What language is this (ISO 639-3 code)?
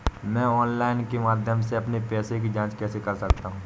hin